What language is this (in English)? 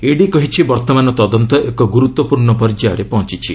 Odia